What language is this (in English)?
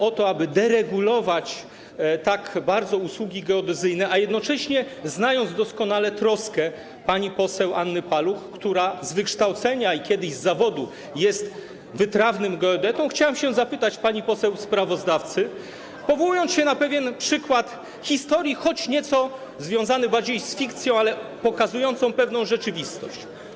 Polish